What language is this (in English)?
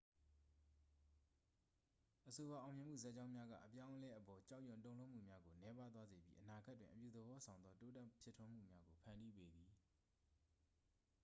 Burmese